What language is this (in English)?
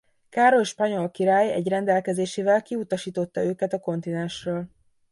Hungarian